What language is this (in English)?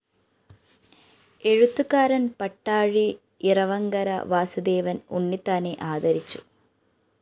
Malayalam